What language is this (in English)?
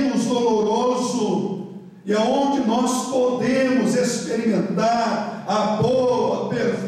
Portuguese